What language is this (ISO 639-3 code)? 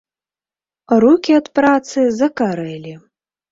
bel